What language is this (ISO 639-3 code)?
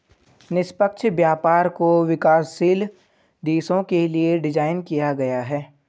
hin